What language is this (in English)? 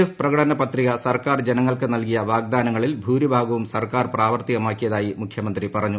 Malayalam